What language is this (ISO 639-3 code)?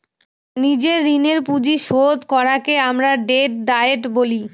ben